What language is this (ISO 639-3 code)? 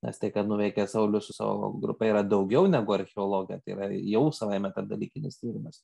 lit